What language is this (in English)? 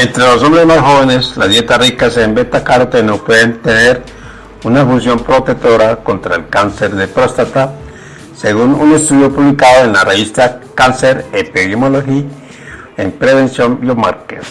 Spanish